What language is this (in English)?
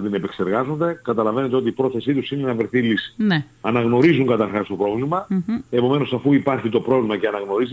Greek